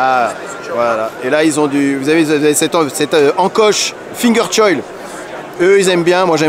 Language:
French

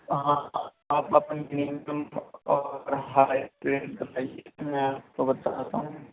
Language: Urdu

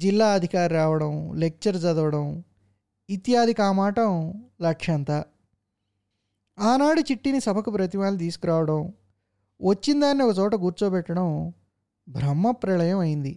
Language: Telugu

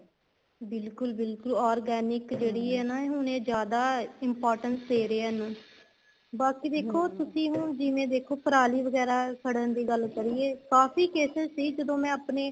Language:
Punjabi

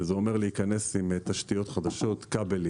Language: Hebrew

